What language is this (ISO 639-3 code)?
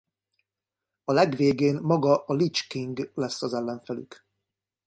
hun